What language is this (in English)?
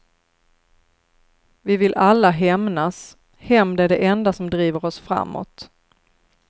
Swedish